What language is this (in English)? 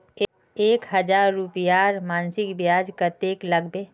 Magahi